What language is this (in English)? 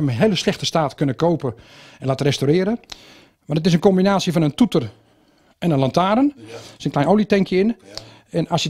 Dutch